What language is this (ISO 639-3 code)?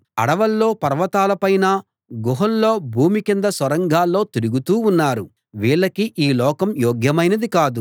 tel